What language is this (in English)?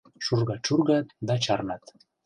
Mari